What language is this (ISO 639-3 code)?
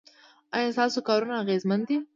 pus